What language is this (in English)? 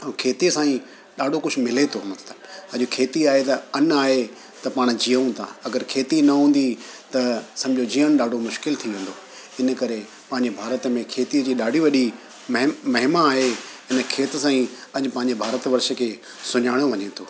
Sindhi